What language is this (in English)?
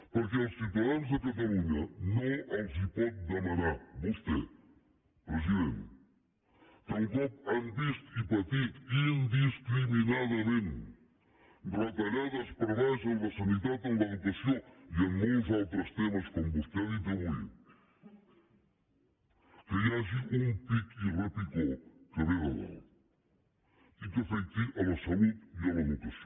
Catalan